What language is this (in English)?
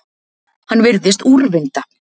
Icelandic